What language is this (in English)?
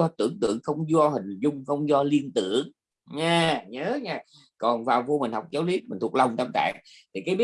Vietnamese